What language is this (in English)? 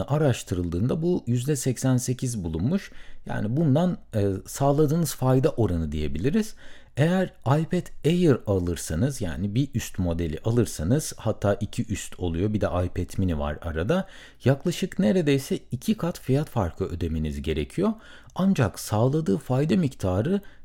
Turkish